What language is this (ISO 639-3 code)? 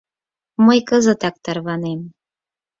chm